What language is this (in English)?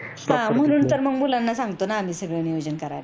Marathi